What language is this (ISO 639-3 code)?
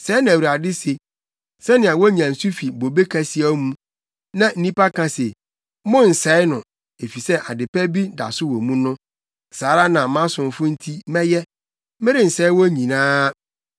aka